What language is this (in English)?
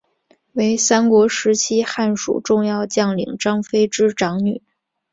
Chinese